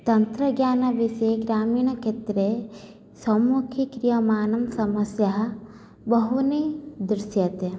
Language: Sanskrit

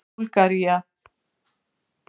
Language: Icelandic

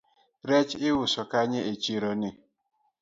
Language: Luo (Kenya and Tanzania)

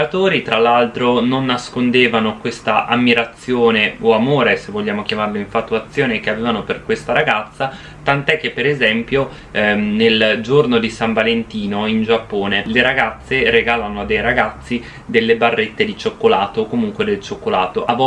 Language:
Italian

